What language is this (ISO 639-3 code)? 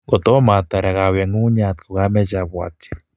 kln